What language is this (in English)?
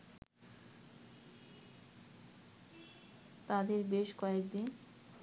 Bangla